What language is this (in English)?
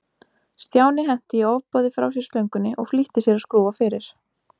Icelandic